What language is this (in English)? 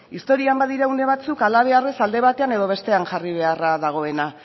Basque